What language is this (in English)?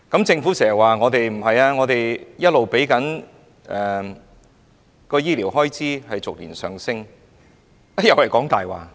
Cantonese